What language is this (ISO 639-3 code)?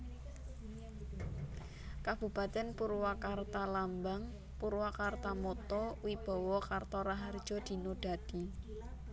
jav